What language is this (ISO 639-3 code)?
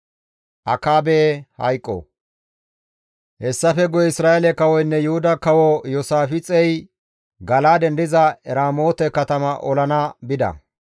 gmv